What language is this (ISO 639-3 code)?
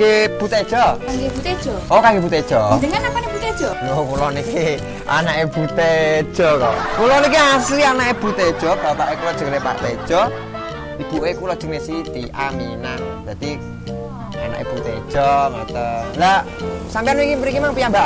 ind